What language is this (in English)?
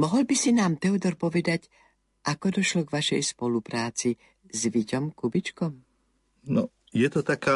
Slovak